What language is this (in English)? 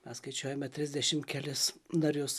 Lithuanian